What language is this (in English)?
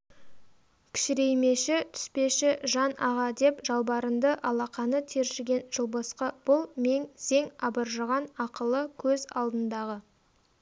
Kazakh